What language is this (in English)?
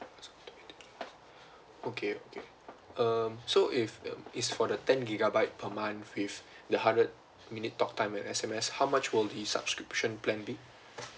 English